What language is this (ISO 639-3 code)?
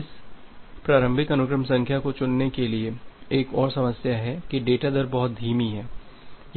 hin